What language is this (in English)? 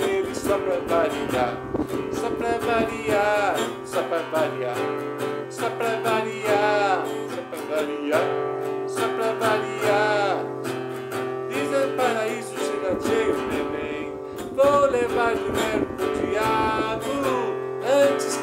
Arabic